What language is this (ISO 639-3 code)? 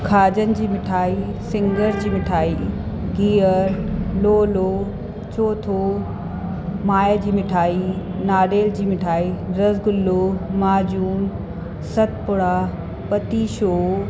snd